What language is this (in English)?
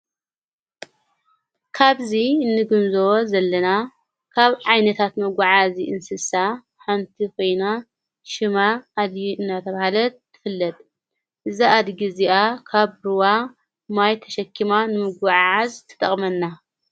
Tigrinya